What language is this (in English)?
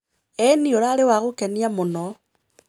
Kikuyu